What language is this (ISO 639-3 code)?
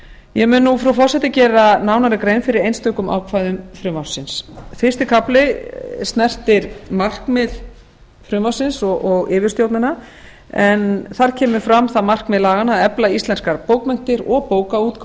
isl